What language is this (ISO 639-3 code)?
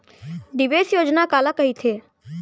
hne